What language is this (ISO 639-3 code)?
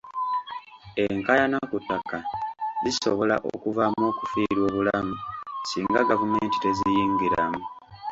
lug